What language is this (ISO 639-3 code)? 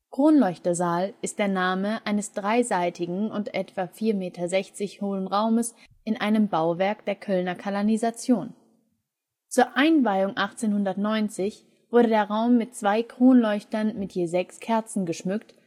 deu